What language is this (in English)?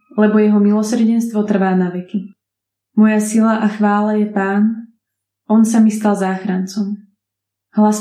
Slovak